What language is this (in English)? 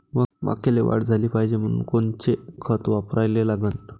Marathi